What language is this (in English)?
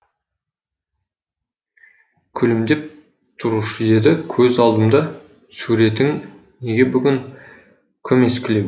Kazakh